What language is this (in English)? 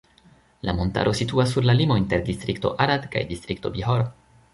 Esperanto